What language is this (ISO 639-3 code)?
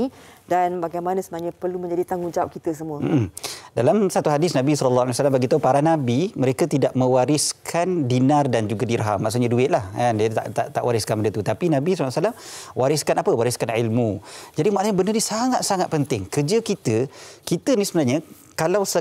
msa